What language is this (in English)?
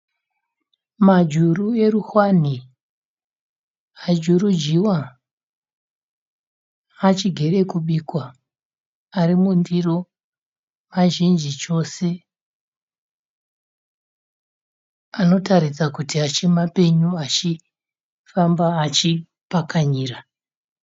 Shona